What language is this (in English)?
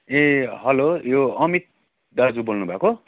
Nepali